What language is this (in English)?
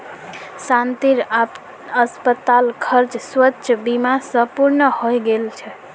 Magahi